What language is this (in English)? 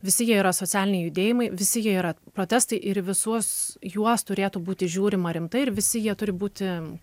Lithuanian